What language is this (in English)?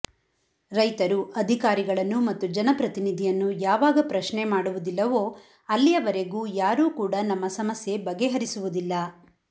Kannada